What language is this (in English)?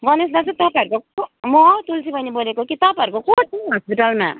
Nepali